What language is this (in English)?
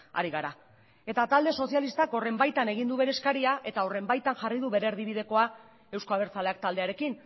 Basque